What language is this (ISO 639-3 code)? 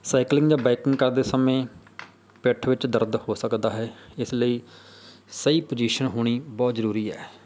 pan